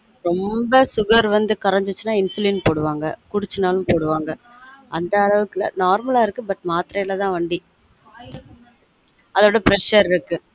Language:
Tamil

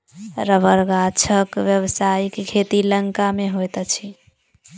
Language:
Maithili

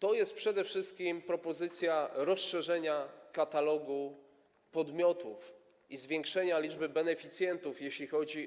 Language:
Polish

